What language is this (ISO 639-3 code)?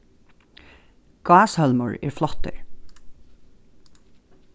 fao